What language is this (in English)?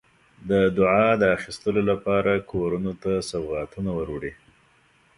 Pashto